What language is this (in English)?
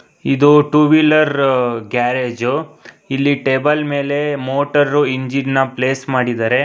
Kannada